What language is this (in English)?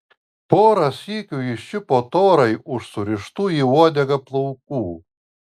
Lithuanian